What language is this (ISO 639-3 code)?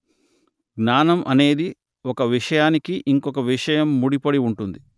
tel